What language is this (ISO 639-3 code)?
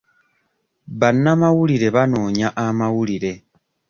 lug